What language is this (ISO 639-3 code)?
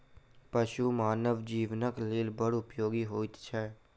mai